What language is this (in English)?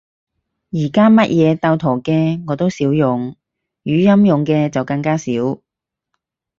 Cantonese